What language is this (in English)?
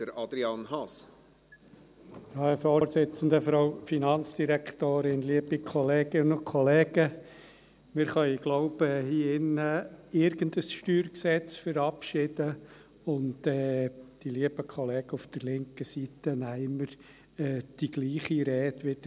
Swiss German